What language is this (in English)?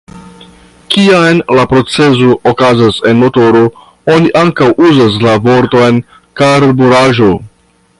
Esperanto